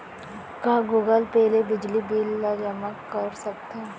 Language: Chhattisgarhi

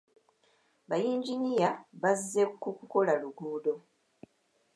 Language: Ganda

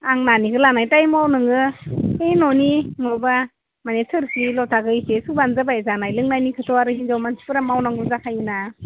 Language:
Bodo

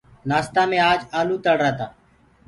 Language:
Gurgula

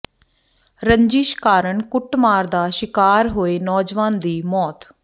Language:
Punjabi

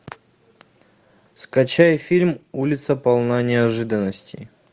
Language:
Russian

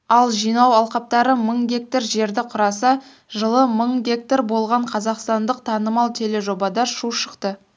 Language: Kazakh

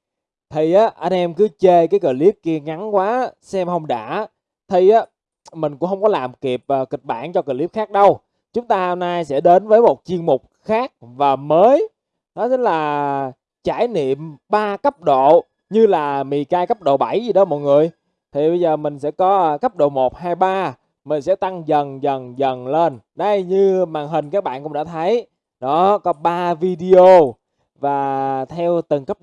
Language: Vietnamese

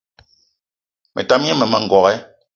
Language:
Eton (Cameroon)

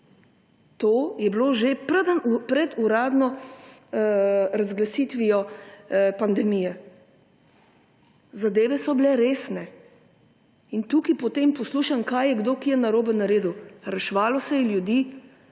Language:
Slovenian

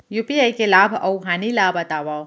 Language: Chhattisgarhi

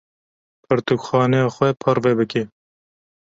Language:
Kurdish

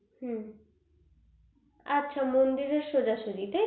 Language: Bangla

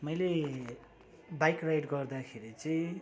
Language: Nepali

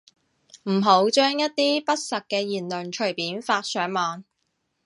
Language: Cantonese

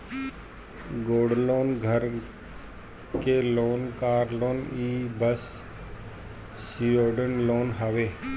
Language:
Bhojpuri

